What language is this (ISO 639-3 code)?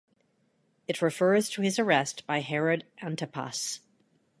eng